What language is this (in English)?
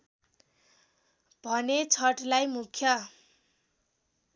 Nepali